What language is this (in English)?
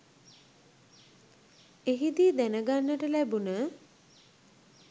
Sinhala